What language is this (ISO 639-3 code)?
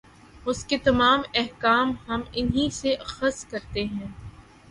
urd